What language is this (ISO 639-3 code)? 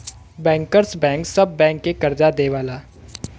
bho